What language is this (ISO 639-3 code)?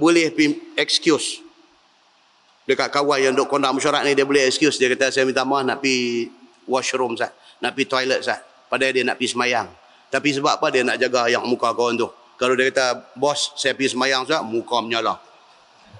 msa